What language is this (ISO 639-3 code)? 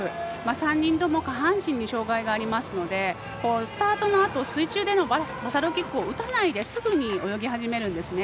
jpn